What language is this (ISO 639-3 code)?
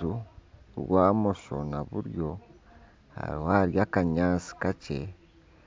nyn